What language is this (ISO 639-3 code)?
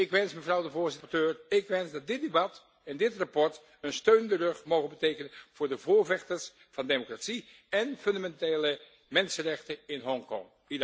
nld